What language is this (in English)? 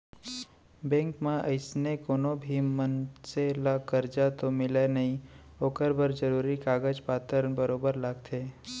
Chhattisgarhi